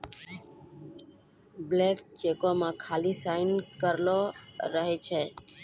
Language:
Maithili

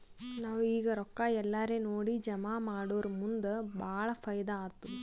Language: Kannada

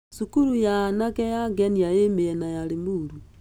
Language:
Kikuyu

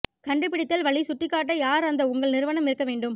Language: Tamil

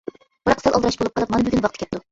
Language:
Uyghur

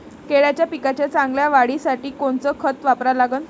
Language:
Marathi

